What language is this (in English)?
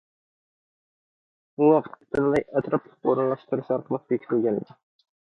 Uyghur